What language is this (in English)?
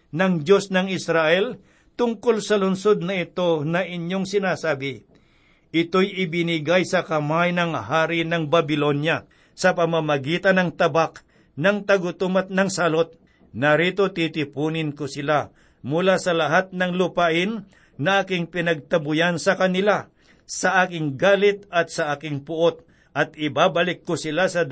Filipino